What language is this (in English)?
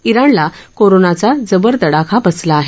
Marathi